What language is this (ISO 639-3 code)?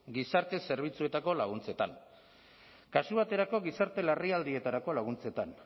eus